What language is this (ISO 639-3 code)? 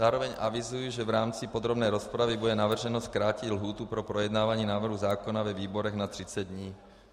ces